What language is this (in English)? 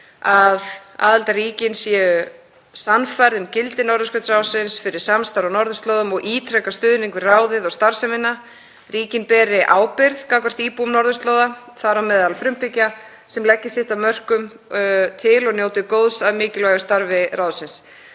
Icelandic